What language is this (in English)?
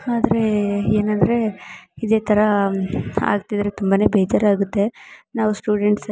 Kannada